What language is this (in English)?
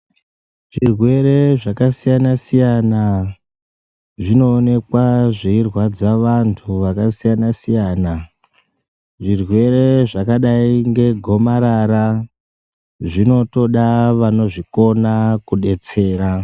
Ndau